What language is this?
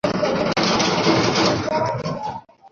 Bangla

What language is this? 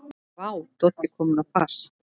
Icelandic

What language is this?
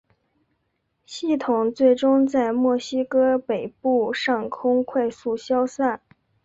Chinese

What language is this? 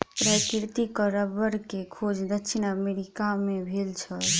Maithili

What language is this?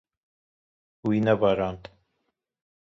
Kurdish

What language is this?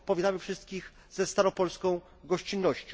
Polish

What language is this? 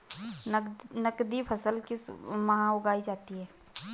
Hindi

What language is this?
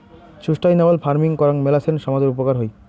Bangla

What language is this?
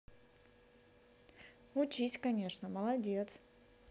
Russian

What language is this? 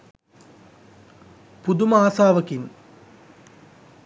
Sinhala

